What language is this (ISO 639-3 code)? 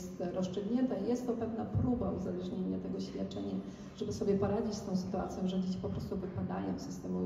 pol